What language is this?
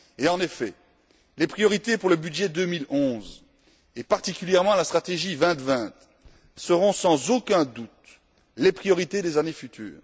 French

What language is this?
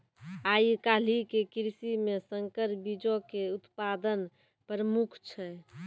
Maithili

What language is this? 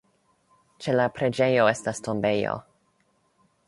Esperanto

